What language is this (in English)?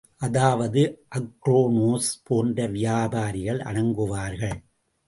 Tamil